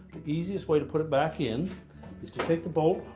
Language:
English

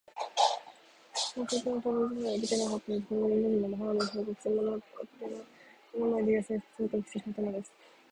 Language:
Japanese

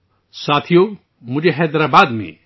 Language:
Urdu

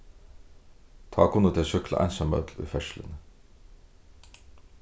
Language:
Faroese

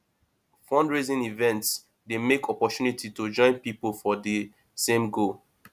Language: Nigerian Pidgin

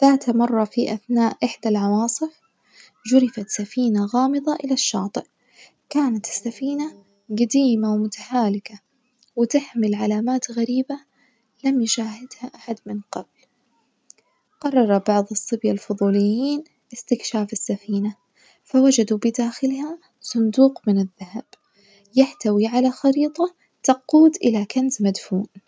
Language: Najdi Arabic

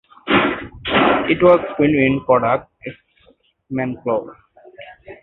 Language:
English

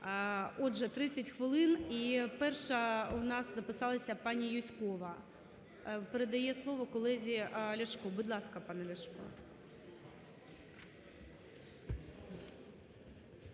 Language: Ukrainian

